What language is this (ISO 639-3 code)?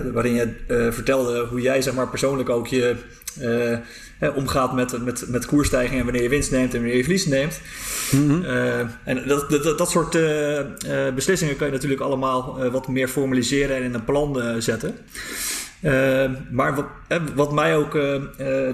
nld